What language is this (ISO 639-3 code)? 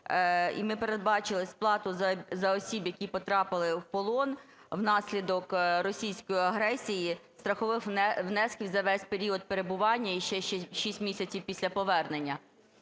ukr